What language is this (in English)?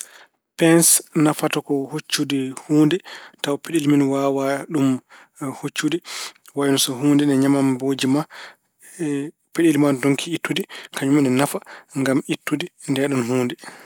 Fula